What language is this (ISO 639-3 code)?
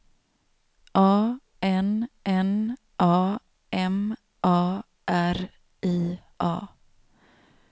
swe